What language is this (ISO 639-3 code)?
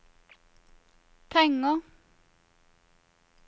nor